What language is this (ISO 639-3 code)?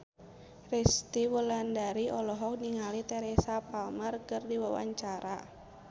sun